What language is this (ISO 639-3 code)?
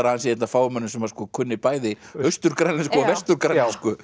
isl